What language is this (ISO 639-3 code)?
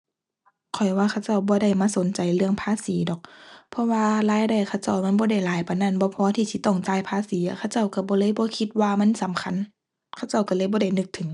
tha